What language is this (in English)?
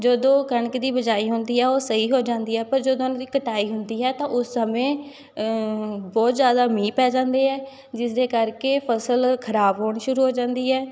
Punjabi